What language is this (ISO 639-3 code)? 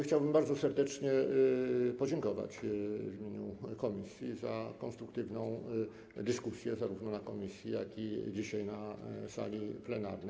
pol